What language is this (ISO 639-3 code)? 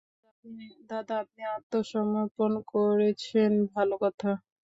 ben